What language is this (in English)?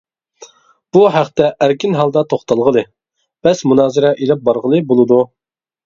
Uyghur